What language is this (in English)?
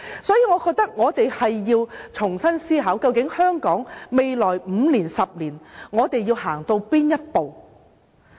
Cantonese